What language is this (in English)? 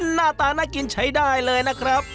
Thai